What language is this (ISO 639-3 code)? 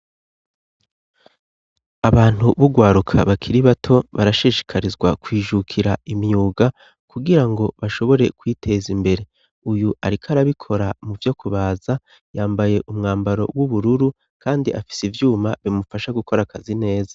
run